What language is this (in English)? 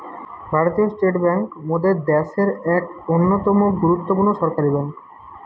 Bangla